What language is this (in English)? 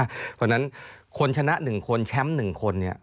Thai